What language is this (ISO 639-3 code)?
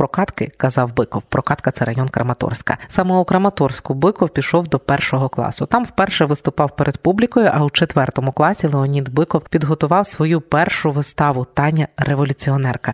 ukr